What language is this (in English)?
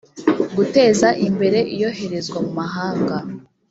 Kinyarwanda